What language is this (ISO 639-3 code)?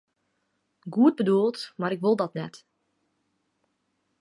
fry